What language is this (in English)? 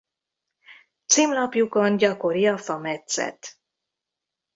Hungarian